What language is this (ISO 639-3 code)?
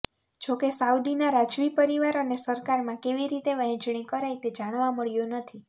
guj